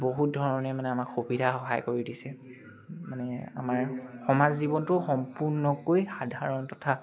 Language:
Assamese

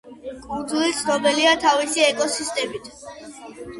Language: Georgian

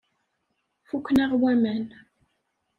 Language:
Kabyle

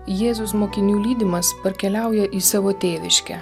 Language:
Lithuanian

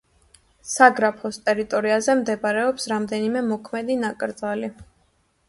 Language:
Georgian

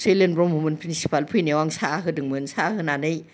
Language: Bodo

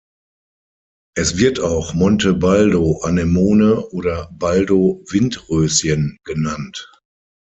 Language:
German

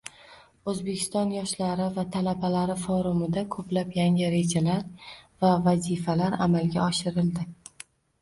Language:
Uzbek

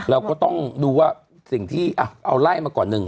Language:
Thai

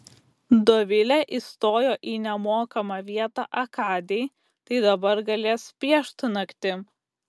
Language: Lithuanian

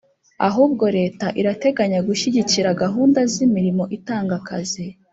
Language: Kinyarwanda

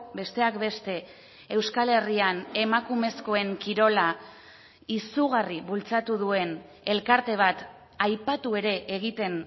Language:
Basque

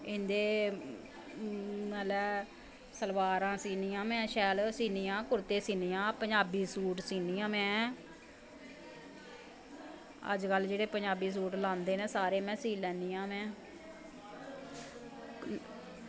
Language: Dogri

